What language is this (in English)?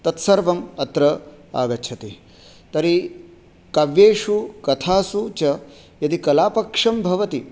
Sanskrit